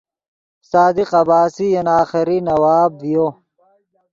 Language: Yidgha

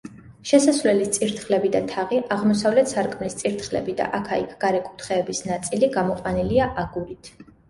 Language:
Georgian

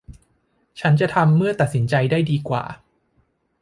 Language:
Thai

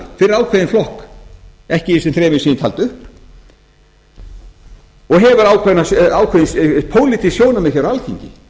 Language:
Icelandic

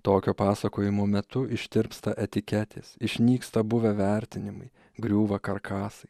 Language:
Lithuanian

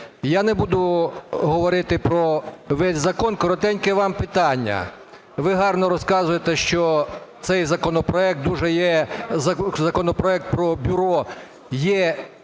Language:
Ukrainian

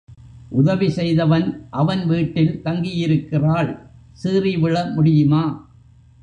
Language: Tamil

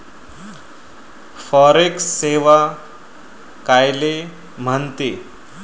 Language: Marathi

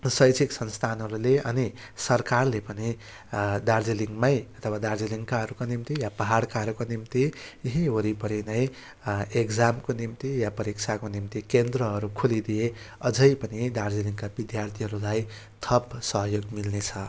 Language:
Nepali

